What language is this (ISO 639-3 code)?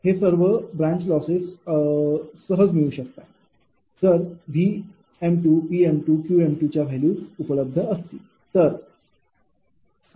mar